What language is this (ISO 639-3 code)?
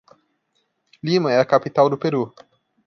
por